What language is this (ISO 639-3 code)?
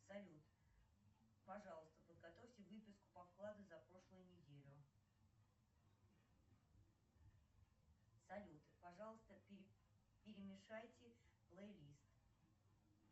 rus